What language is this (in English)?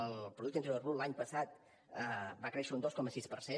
Catalan